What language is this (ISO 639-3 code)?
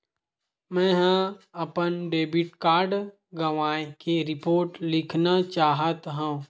hne